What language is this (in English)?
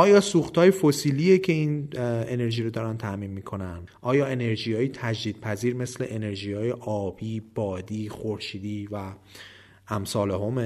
Persian